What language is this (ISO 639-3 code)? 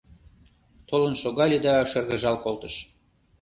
chm